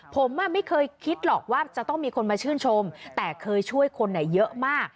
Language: Thai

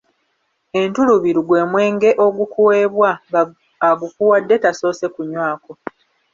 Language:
Ganda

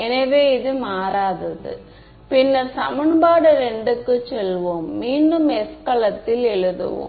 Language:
Tamil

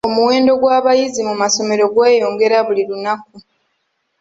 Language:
Ganda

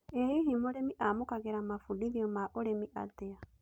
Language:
Kikuyu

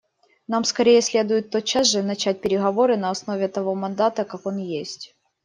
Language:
Russian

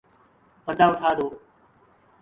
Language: Urdu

